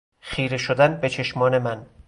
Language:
Persian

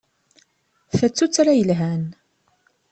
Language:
Kabyle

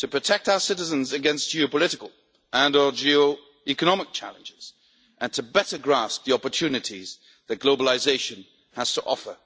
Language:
English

